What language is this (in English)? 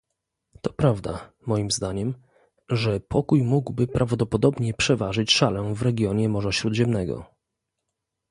Polish